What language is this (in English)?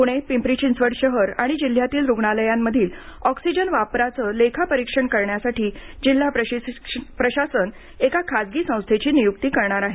Marathi